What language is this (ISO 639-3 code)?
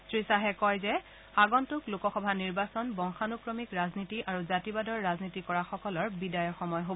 asm